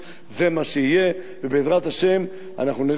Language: Hebrew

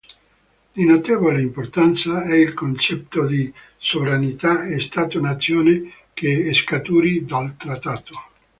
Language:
Italian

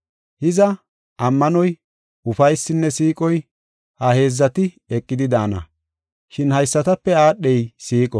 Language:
Gofa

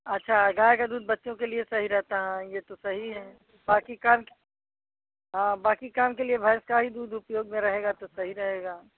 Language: Hindi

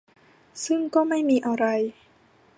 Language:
Thai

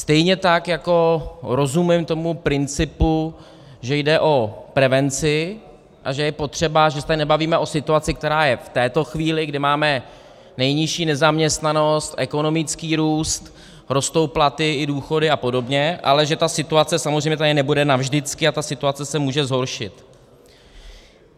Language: Czech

